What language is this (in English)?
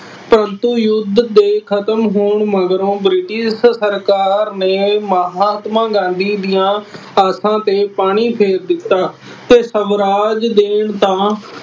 Punjabi